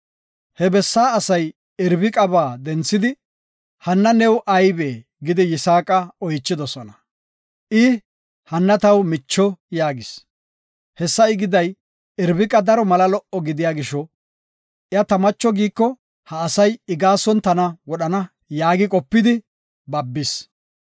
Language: Gofa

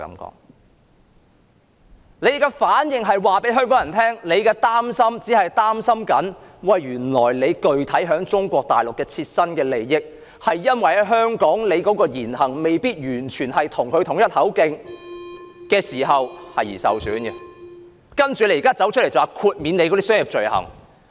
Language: Cantonese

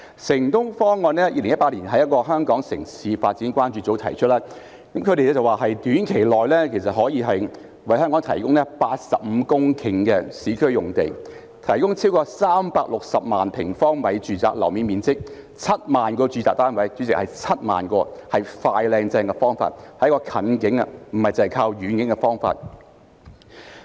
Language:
Cantonese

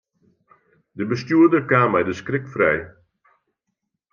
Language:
Western Frisian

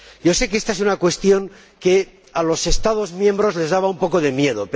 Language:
Spanish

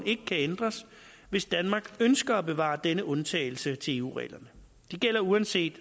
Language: Danish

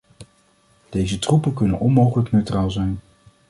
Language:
Dutch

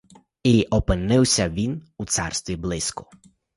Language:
Ukrainian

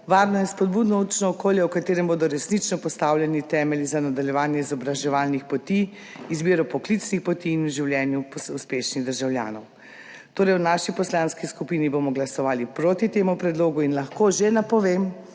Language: Slovenian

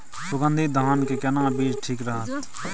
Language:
Maithili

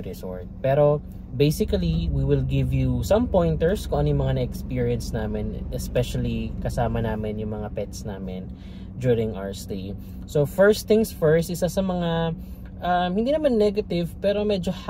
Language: Filipino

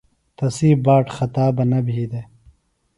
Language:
Phalura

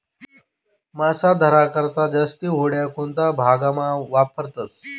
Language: Marathi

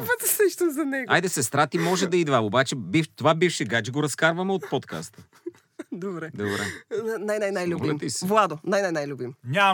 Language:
Bulgarian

